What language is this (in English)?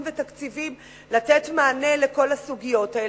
Hebrew